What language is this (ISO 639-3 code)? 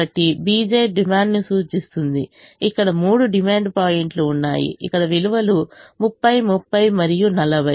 tel